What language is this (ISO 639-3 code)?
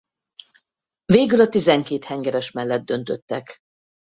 hun